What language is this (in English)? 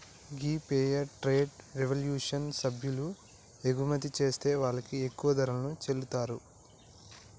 Telugu